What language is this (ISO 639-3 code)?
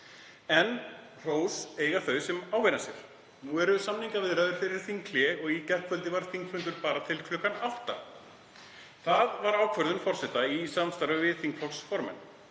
isl